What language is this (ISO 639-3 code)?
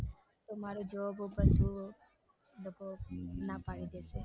guj